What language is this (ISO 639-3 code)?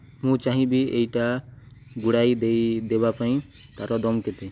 ori